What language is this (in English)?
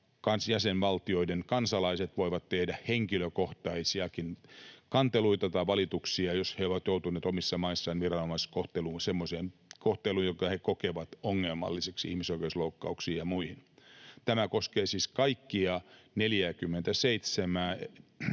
Finnish